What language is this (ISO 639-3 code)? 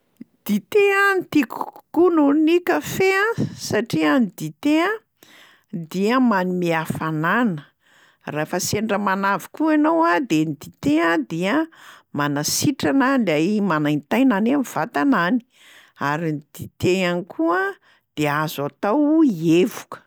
mlg